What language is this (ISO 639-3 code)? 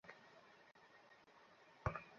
ben